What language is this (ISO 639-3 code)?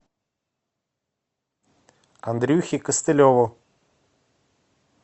rus